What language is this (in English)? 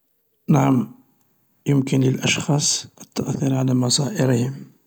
Algerian Arabic